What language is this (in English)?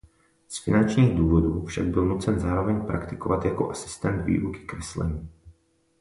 Czech